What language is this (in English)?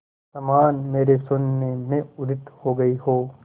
Hindi